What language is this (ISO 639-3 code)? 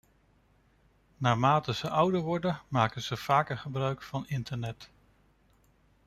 nld